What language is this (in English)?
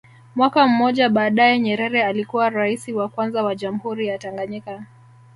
Swahili